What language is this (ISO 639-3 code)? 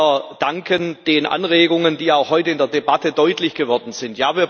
deu